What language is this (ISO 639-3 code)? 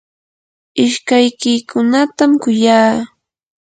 qur